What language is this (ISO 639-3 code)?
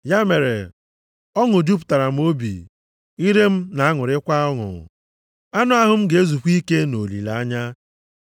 ibo